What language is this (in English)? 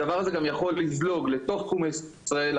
Hebrew